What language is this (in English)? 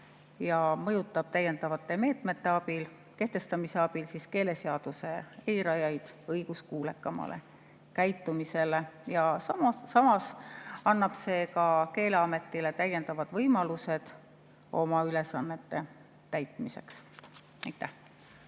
Estonian